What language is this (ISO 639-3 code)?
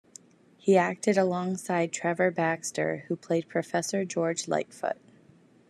eng